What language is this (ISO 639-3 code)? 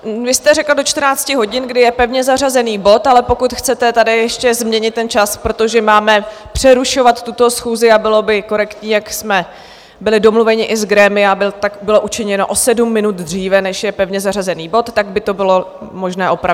ces